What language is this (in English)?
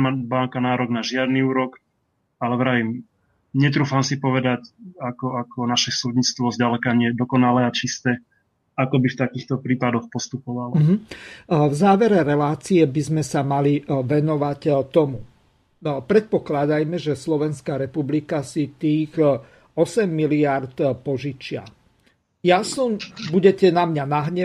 Slovak